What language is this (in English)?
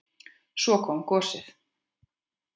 Icelandic